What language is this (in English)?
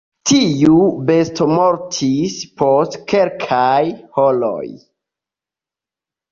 Esperanto